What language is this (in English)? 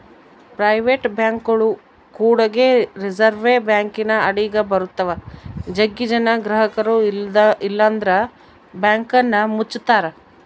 Kannada